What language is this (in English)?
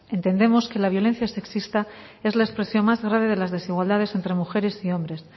Spanish